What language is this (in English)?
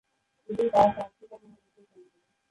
Bangla